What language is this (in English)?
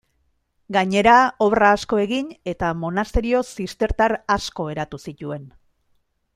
Basque